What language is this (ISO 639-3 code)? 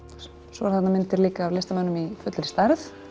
isl